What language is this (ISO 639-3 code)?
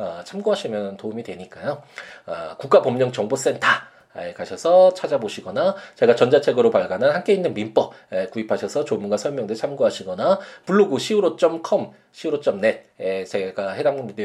kor